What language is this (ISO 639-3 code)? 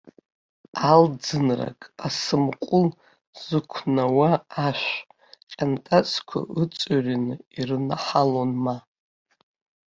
abk